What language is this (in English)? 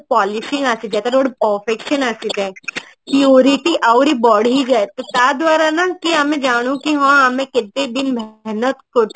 Odia